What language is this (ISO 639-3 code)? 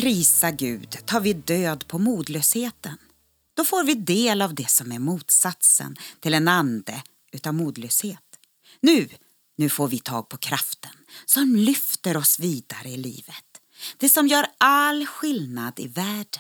swe